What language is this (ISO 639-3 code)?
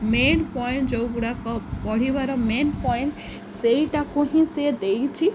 ori